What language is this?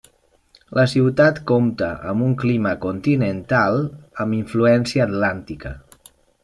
Catalan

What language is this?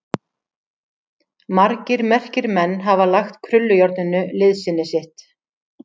Icelandic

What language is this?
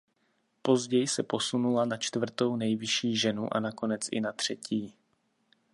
Czech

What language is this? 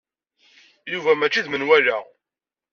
Kabyle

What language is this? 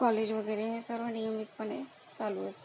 Marathi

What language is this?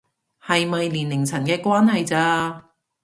Cantonese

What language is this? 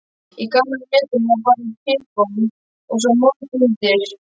Icelandic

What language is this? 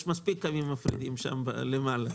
Hebrew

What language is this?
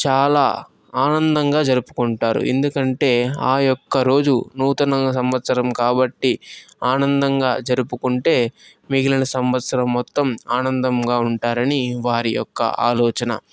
Telugu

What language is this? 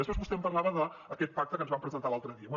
Catalan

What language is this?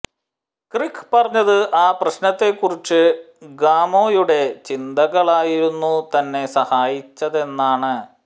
Malayalam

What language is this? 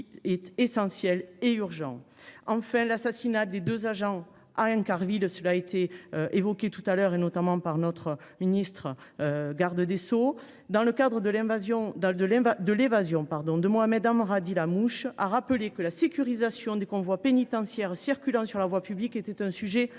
French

